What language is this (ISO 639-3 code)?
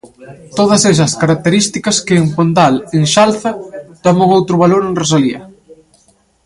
glg